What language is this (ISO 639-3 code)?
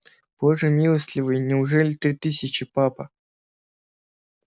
rus